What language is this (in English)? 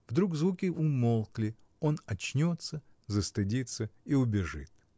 Russian